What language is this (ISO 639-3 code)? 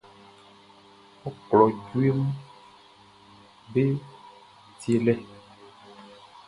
bci